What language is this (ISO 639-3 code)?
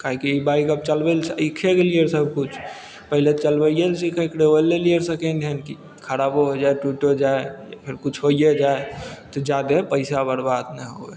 mai